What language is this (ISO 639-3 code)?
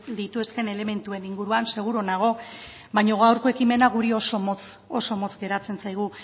eus